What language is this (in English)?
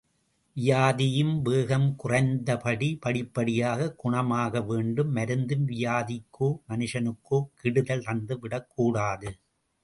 Tamil